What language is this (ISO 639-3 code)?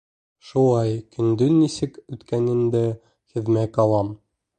bak